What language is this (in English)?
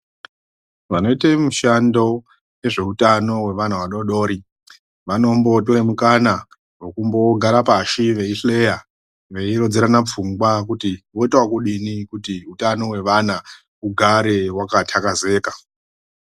Ndau